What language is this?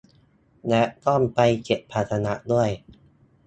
Thai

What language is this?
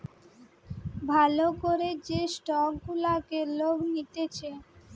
Bangla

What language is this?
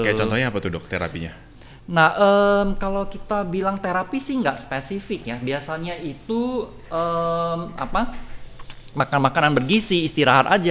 Indonesian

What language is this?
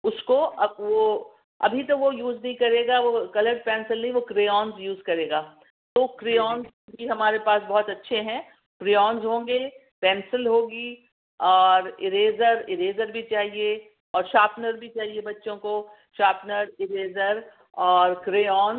Urdu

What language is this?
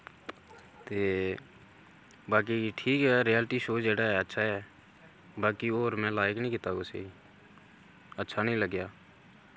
Dogri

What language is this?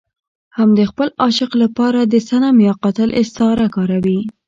Pashto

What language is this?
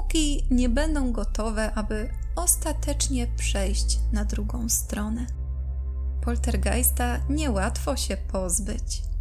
Polish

